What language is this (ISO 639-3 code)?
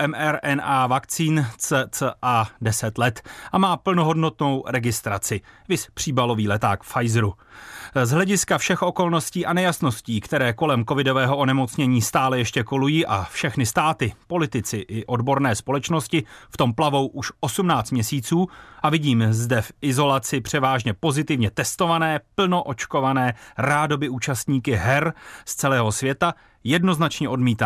ces